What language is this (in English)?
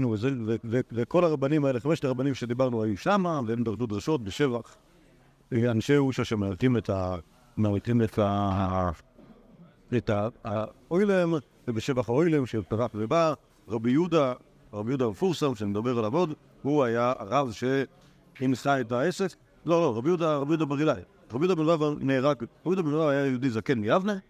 Hebrew